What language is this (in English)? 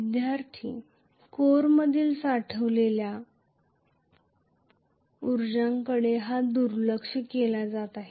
Marathi